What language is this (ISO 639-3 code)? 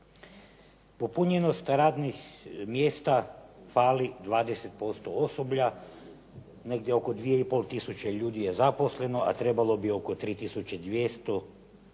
hrv